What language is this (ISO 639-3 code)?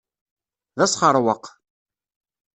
kab